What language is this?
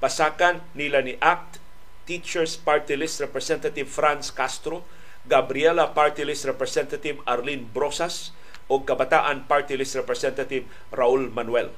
Filipino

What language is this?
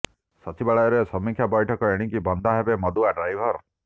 Odia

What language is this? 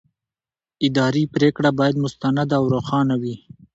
Pashto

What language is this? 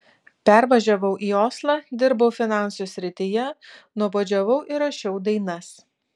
Lithuanian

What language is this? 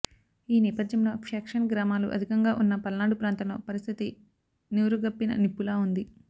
Telugu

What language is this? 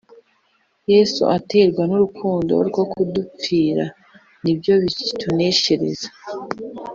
Kinyarwanda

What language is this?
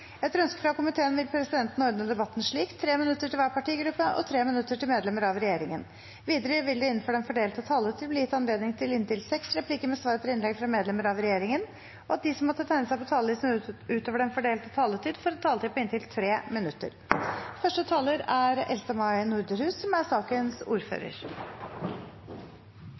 Norwegian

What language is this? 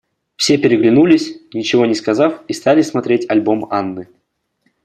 Russian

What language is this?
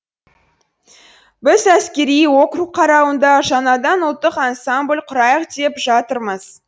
Kazakh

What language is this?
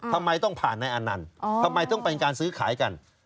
Thai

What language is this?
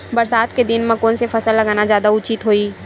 Chhattisgarhi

